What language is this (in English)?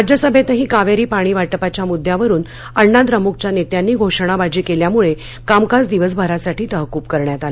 Marathi